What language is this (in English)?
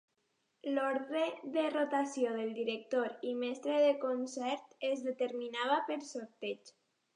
Catalan